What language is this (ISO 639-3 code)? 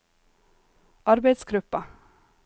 nor